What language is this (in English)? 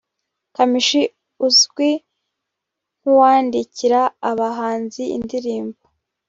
Kinyarwanda